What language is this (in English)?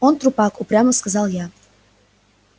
Russian